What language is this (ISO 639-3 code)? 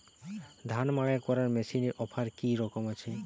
ben